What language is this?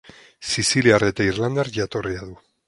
Basque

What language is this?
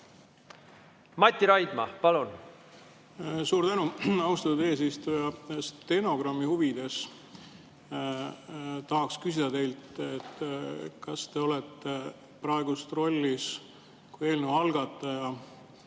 Estonian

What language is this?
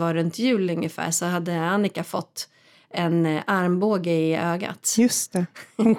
Swedish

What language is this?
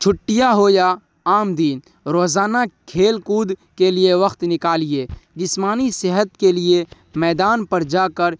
Urdu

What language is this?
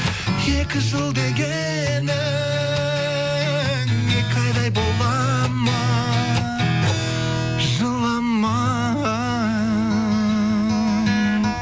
Kazakh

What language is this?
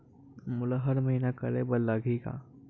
Chhattisgarhi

